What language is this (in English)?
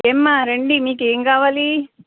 Telugu